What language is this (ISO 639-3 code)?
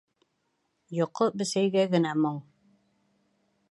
bak